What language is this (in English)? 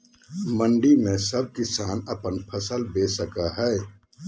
Magahi